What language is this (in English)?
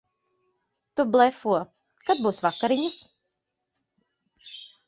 Latvian